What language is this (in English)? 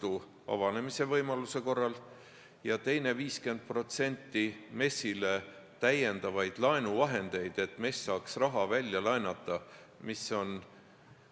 Estonian